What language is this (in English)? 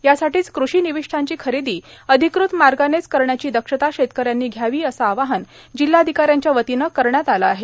Marathi